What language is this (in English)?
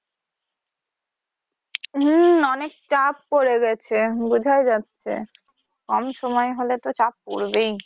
Bangla